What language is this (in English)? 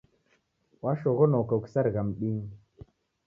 Taita